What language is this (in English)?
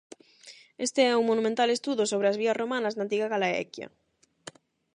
Galician